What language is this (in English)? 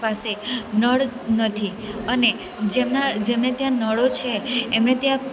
Gujarati